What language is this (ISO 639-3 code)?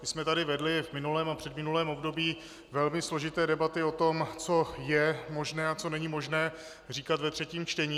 ces